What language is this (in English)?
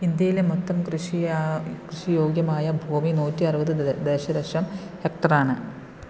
Malayalam